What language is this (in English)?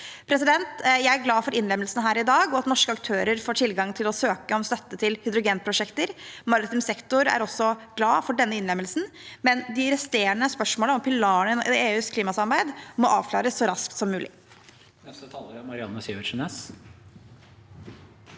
Norwegian